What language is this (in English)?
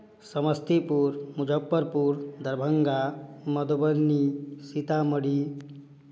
Hindi